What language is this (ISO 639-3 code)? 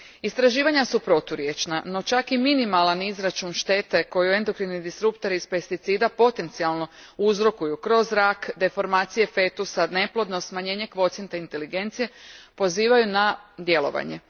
hrv